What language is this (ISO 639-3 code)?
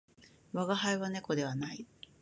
jpn